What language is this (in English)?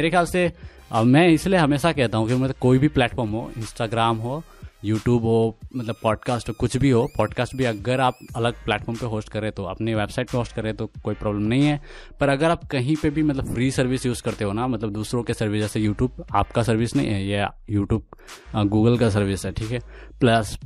Hindi